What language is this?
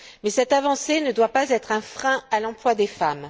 French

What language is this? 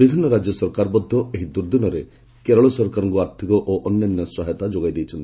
Odia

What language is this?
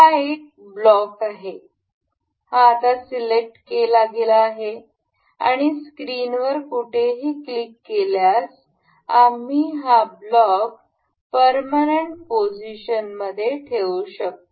Marathi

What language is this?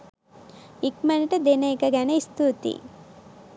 Sinhala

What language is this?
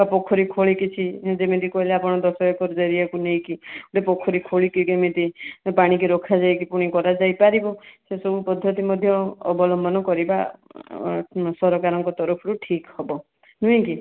Odia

